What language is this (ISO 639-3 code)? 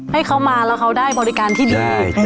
tha